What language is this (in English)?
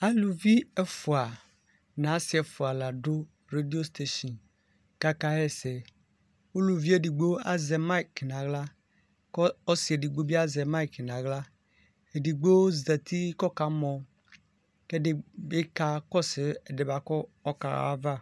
Ikposo